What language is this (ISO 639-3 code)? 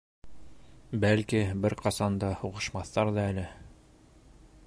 bak